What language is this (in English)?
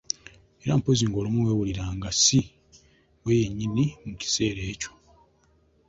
Ganda